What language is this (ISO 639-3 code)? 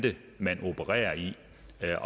dan